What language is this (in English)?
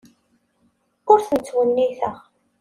Kabyle